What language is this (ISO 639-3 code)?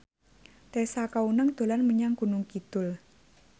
jav